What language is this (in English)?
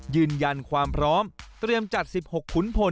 Thai